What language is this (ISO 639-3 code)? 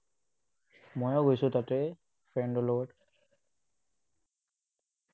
asm